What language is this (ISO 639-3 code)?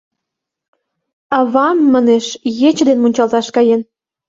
chm